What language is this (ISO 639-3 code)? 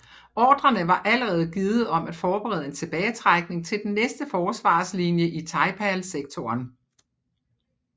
dan